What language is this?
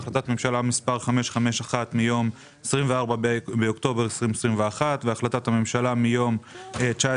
Hebrew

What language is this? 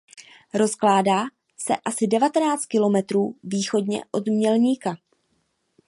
Czech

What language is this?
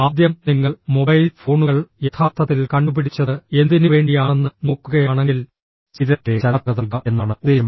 Malayalam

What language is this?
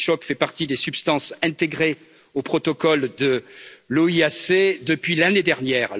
French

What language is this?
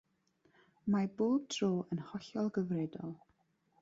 Welsh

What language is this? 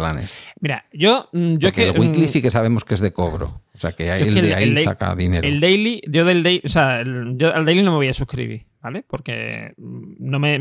Spanish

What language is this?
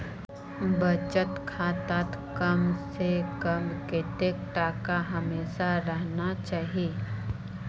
Magahi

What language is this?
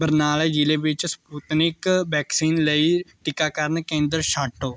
Punjabi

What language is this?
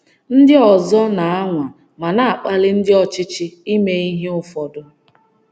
Igbo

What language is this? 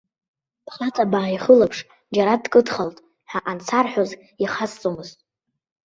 Abkhazian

